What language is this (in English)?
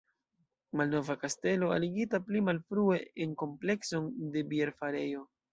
Esperanto